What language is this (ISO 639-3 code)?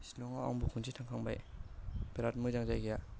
brx